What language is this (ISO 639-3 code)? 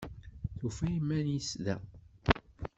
kab